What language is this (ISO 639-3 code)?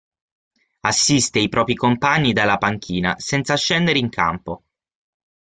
ita